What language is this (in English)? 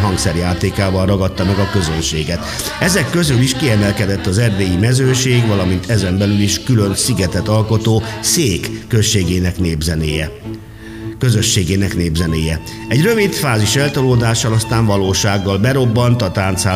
Hungarian